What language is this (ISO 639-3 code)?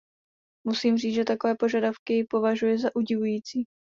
ces